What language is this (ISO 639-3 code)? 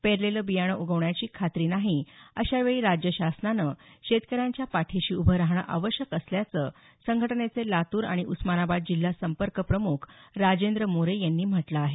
mar